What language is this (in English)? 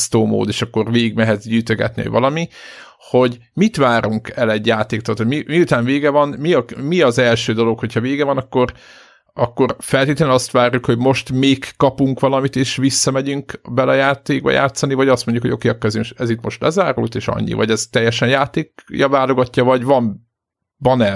Hungarian